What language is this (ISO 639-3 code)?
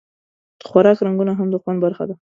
pus